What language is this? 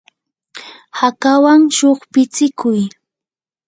Yanahuanca Pasco Quechua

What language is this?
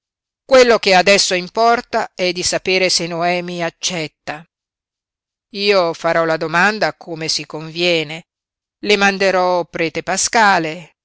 Italian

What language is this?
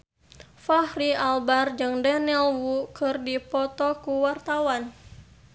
Sundanese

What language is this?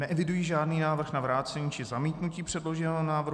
Czech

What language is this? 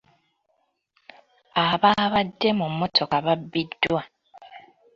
Ganda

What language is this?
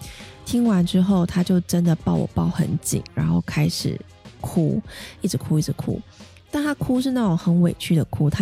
Chinese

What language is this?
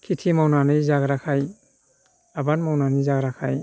Bodo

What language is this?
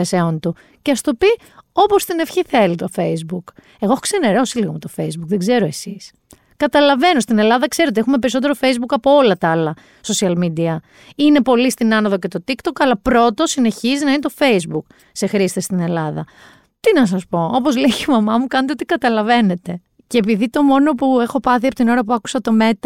Greek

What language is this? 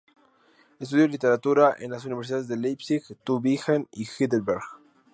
Spanish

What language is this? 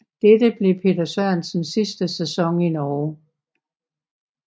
Danish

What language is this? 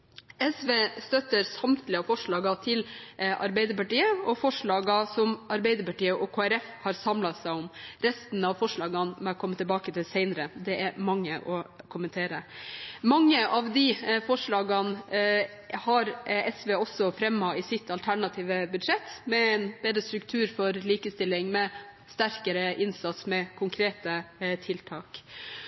Norwegian Bokmål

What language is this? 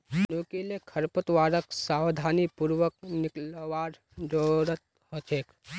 Magahi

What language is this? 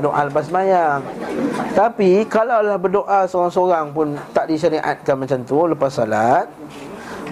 Malay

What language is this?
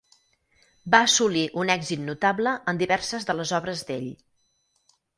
Catalan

